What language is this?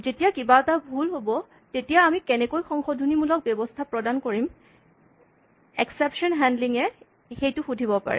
Assamese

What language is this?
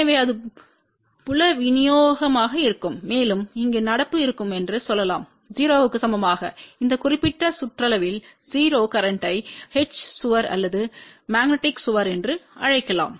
Tamil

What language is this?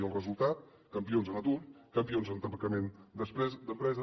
Catalan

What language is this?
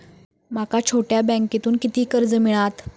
Marathi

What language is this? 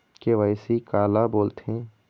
Chhattisgarhi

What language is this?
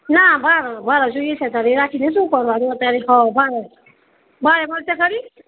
Gujarati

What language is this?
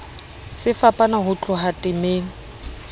Southern Sotho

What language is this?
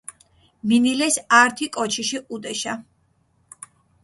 Mingrelian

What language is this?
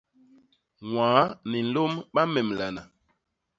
Basaa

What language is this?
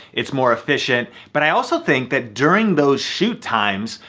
English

